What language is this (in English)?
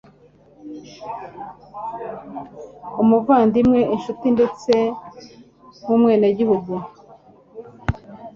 Kinyarwanda